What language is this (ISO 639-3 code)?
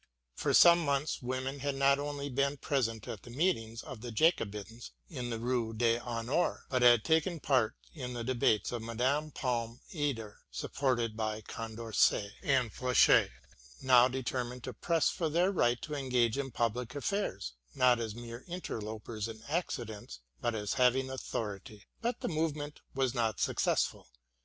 eng